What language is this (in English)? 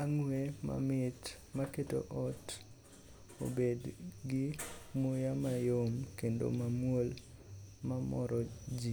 Luo (Kenya and Tanzania)